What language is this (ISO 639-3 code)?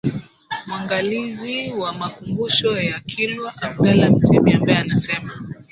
swa